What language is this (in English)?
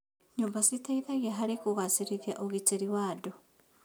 Kikuyu